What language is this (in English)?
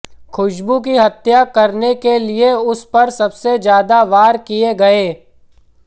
Hindi